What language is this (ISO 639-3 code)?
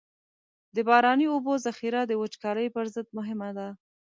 pus